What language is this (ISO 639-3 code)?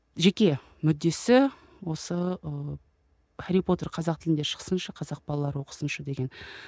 kaz